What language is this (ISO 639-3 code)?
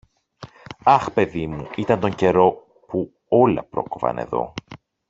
ell